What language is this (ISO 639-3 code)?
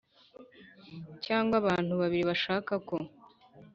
kin